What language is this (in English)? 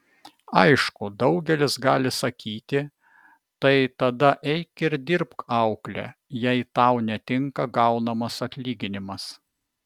Lithuanian